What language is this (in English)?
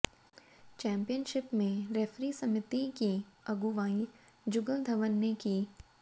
Hindi